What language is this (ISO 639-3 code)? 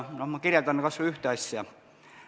est